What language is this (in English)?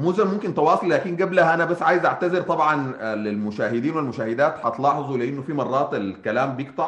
Arabic